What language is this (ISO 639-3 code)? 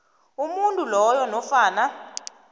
nbl